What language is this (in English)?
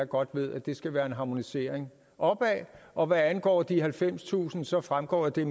Danish